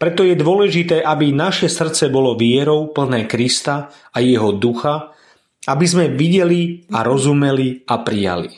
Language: Slovak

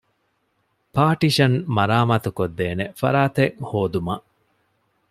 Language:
Divehi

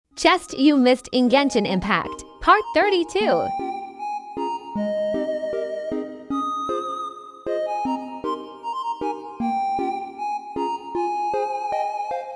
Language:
English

